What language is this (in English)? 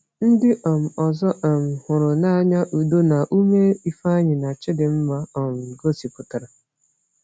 Igbo